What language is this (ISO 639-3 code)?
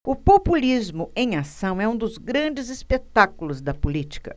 por